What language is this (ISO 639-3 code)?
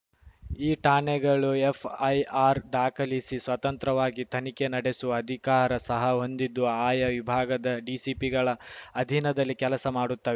kan